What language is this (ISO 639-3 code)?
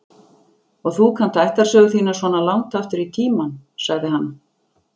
isl